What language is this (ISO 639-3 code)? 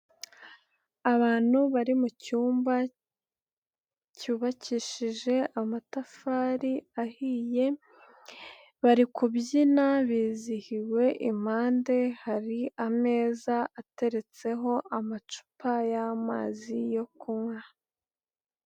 kin